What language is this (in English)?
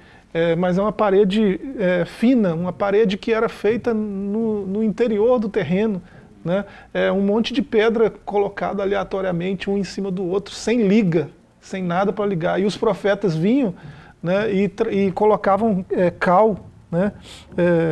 Portuguese